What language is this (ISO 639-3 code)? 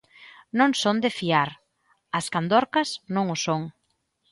glg